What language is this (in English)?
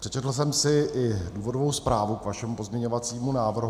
Czech